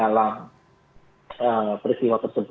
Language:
Indonesian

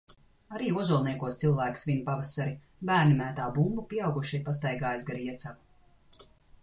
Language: Latvian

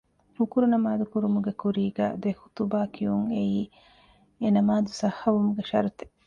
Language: Divehi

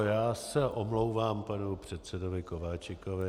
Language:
Czech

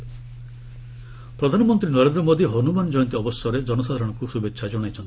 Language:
Odia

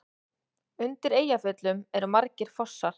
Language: Icelandic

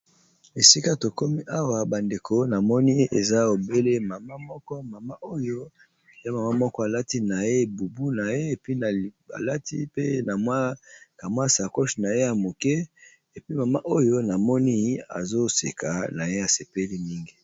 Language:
Lingala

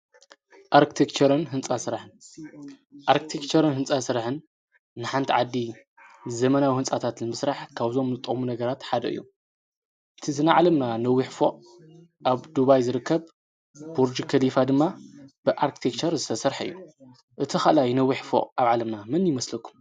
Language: Tigrinya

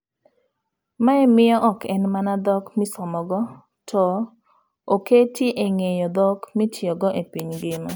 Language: Luo (Kenya and Tanzania)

